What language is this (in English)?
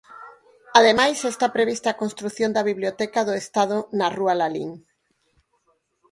Galician